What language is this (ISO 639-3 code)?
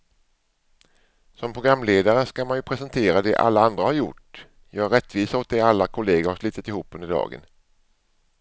swe